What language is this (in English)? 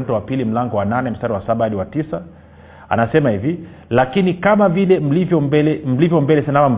Swahili